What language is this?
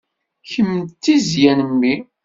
Kabyle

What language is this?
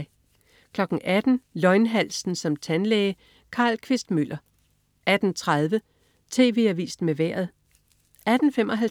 Danish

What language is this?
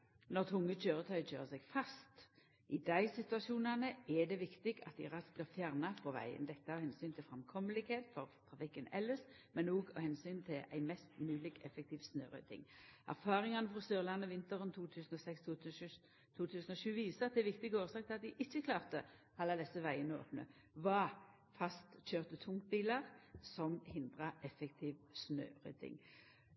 Norwegian Nynorsk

